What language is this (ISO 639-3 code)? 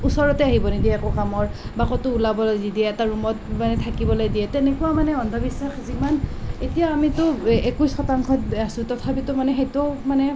asm